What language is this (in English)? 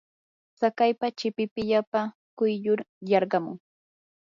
Yanahuanca Pasco Quechua